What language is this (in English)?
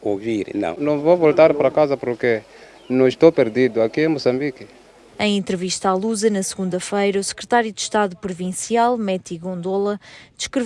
Portuguese